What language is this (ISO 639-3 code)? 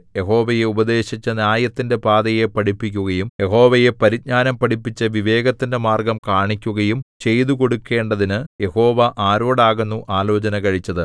mal